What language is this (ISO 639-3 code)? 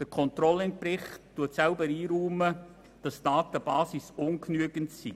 gsw